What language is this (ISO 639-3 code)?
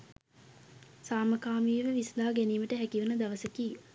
sin